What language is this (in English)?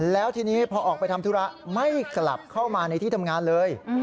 Thai